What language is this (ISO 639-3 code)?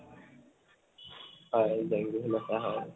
asm